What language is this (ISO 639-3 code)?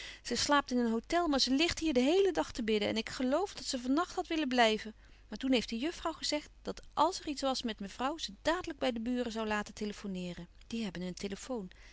nld